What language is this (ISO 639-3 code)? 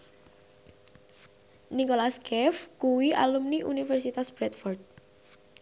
jav